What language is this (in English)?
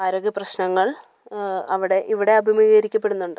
Malayalam